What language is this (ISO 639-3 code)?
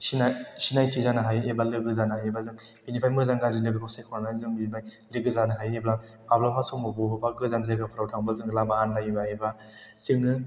brx